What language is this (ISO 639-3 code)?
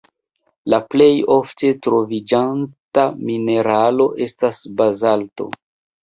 epo